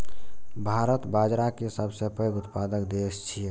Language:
Maithili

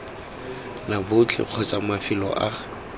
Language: Tswana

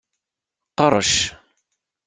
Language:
Kabyle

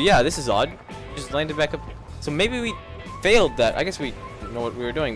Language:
English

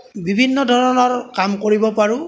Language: Assamese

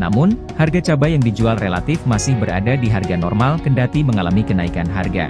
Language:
Indonesian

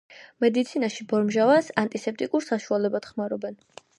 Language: Georgian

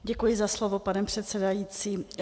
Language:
Czech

